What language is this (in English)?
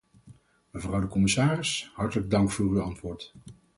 Dutch